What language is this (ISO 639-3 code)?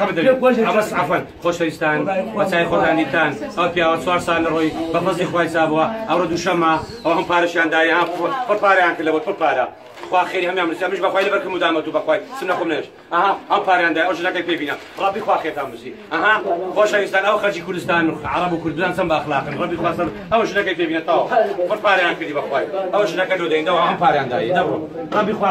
ara